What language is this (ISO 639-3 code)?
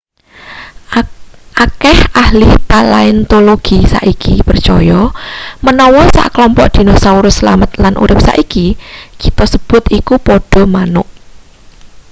jav